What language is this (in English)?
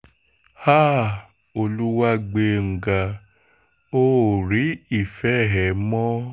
Yoruba